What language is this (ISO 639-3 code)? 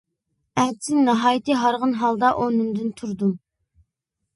uig